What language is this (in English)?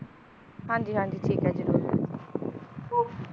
Punjabi